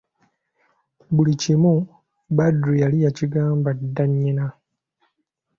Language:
Ganda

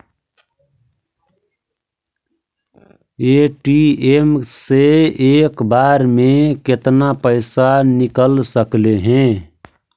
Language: Magahi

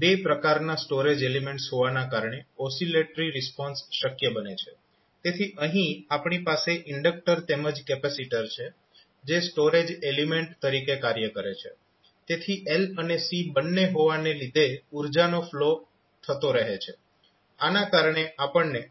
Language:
Gujarati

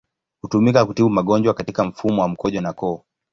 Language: Swahili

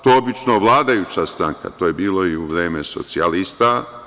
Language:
Serbian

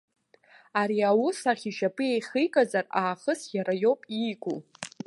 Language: Abkhazian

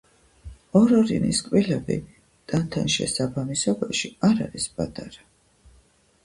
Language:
Georgian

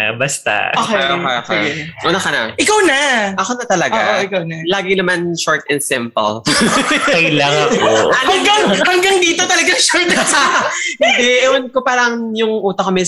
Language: Filipino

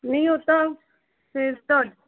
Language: Punjabi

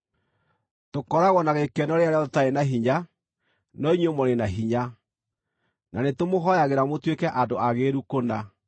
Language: Kikuyu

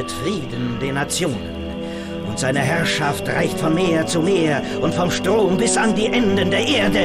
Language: German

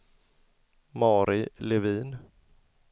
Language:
Swedish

